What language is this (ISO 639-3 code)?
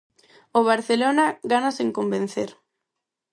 glg